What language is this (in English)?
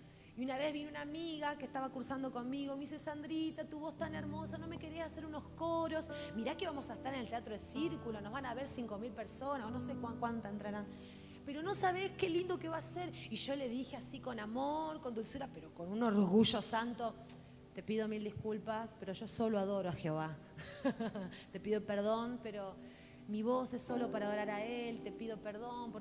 Spanish